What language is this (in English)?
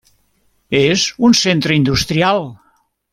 Catalan